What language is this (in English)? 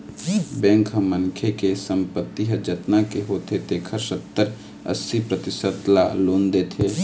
Chhattisgarhi